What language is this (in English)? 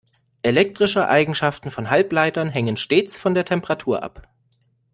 German